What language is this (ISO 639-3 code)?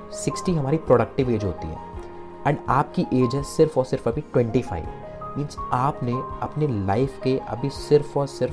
hin